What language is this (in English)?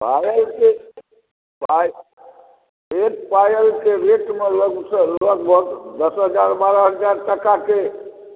Maithili